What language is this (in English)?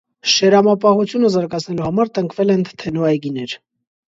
Armenian